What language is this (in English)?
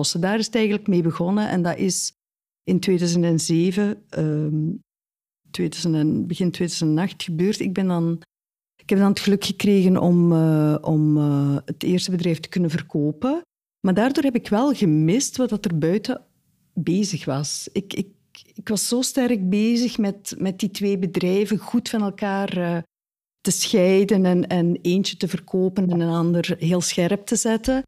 Dutch